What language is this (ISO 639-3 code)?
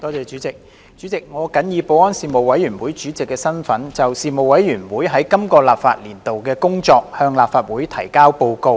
yue